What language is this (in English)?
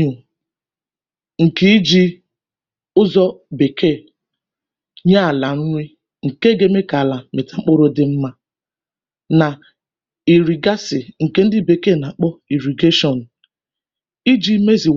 Igbo